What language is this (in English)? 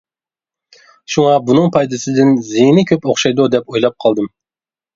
Uyghur